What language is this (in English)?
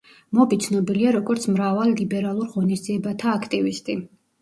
Georgian